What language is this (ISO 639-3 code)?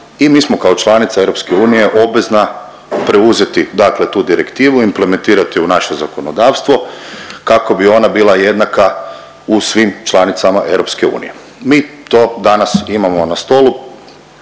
hrv